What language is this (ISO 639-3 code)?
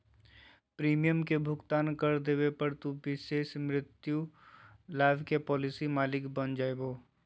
mag